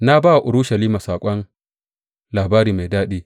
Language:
Hausa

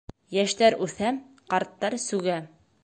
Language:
Bashkir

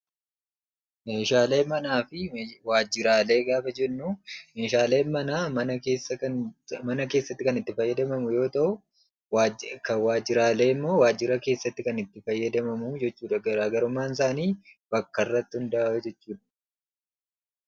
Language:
Oromo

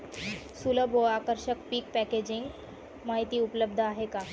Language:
Marathi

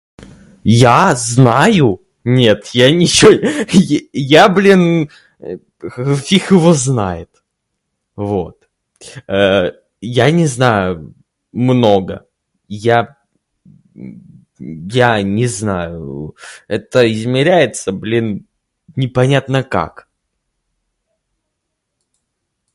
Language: Russian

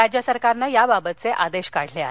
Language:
Marathi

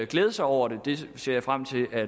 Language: Danish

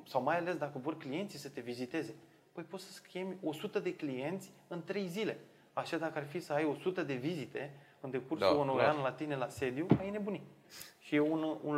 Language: Romanian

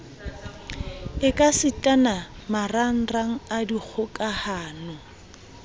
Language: Southern Sotho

